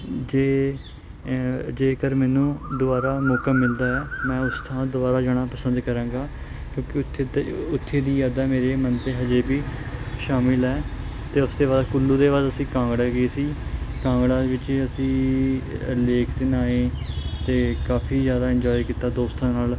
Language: Punjabi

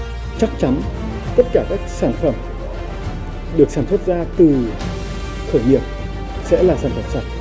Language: Vietnamese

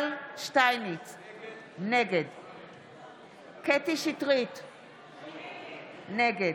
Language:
Hebrew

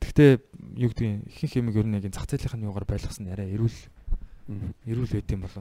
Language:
Korean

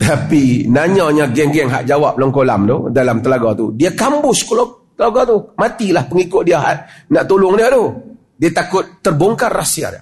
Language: Malay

